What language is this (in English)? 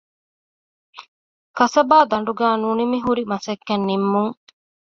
Divehi